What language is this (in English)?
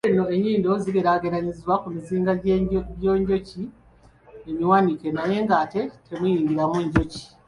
Ganda